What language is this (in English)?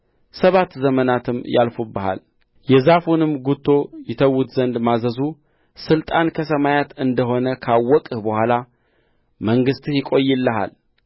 Amharic